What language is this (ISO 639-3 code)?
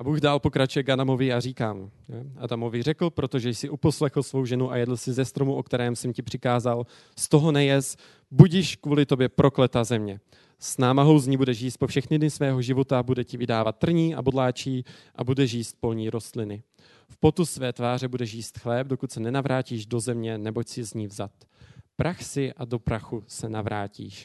ces